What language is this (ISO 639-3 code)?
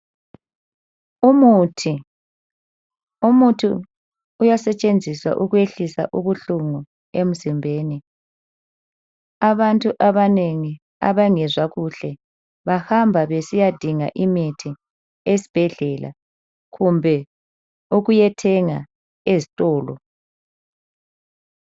nde